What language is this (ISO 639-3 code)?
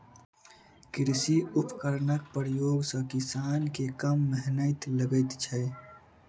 mai